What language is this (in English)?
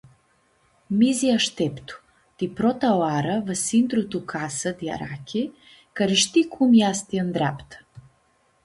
Aromanian